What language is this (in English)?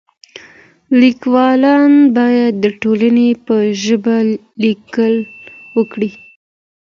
Pashto